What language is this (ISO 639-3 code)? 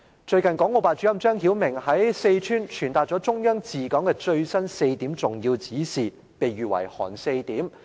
yue